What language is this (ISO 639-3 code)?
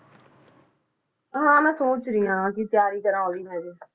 pan